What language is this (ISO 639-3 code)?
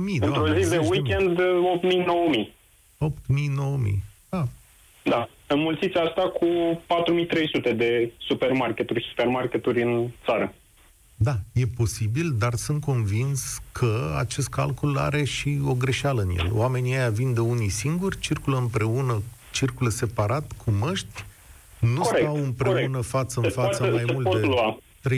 ron